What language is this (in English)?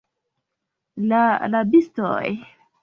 Esperanto